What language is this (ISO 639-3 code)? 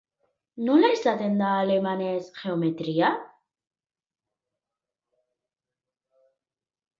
eus